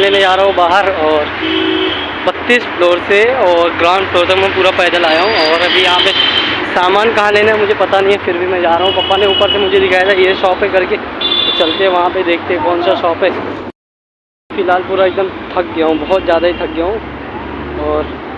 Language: Hindi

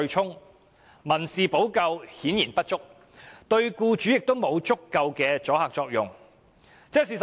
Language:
Cantonese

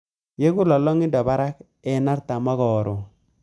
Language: Kalenjin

